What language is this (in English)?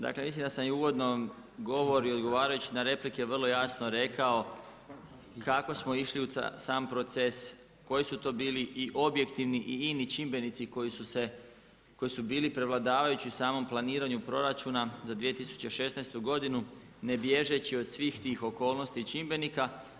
Croatian